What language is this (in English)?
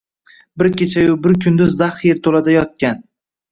Uzbek